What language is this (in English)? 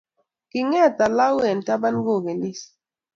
Kalenjin